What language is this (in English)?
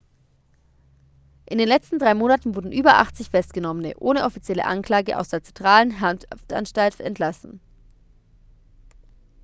German